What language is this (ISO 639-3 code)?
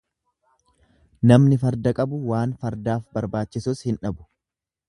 orm